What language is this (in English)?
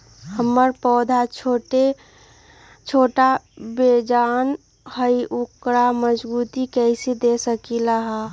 Magahi